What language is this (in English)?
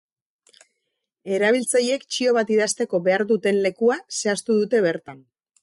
Basque